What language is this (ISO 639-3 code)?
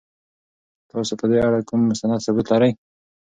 pus